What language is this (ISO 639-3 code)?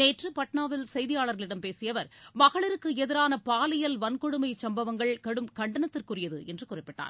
tam